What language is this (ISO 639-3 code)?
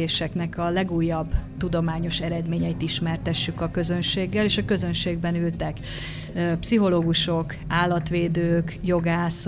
hun